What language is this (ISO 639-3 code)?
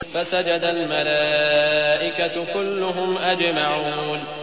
ara